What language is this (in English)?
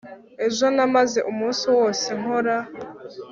Kinyarwanda